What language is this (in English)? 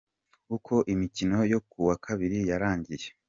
Kinyarwanda